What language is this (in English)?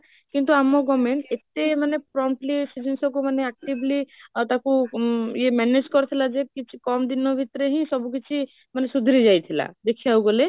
Odia